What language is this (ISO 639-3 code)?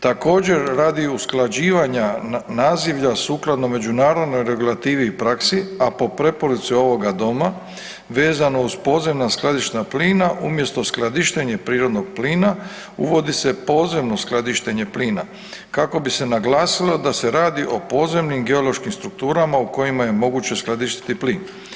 hrv